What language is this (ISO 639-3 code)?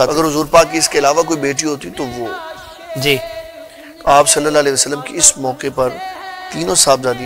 ara